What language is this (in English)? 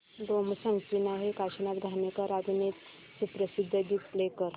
Marathi